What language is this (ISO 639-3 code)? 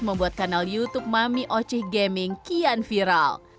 ind